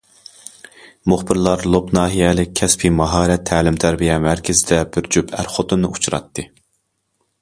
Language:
Uyghur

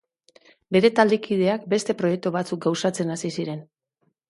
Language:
Basque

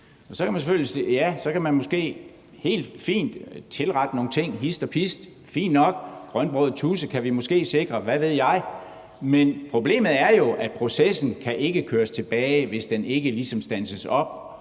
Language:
Danish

